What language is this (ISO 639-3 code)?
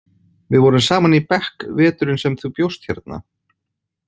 isl